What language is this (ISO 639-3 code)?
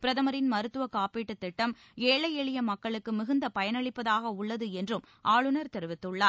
tam